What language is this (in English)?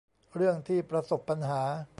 Thai